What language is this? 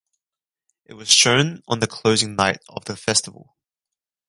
English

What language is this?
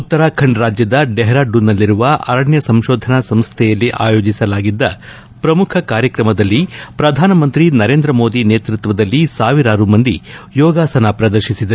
Kannada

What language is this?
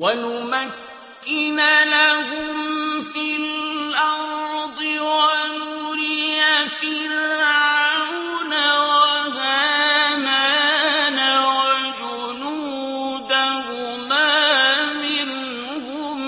Arabic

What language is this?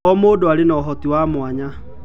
Kikuyu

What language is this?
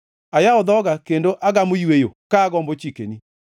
Luo (Kenya and Tanzania)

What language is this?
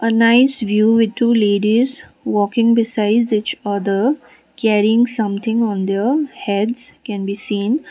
English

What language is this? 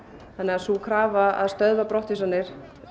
Icelandic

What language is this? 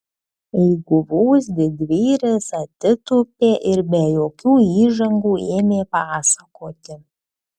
Lithuanian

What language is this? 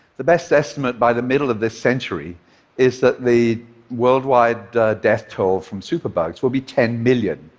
English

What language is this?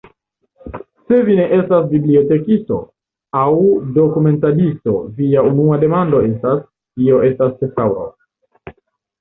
Esperanto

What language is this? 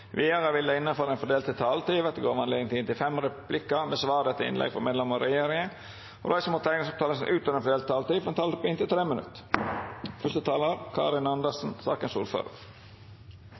Norwegian Nynorsk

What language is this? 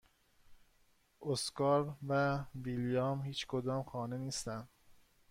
Persian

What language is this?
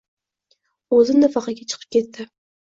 Uzbek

